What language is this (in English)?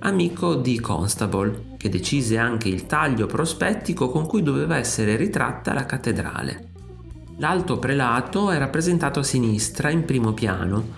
Italian